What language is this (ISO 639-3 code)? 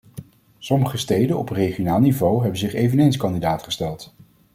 nld